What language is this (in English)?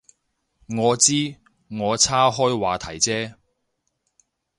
Cantonese